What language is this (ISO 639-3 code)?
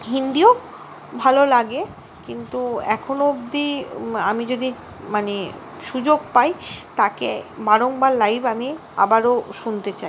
ben